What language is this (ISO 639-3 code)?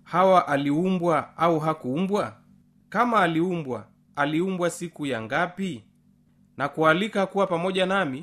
swa